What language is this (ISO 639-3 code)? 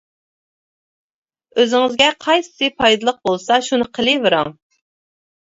uig